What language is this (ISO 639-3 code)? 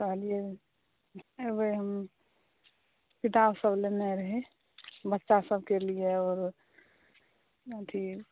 mai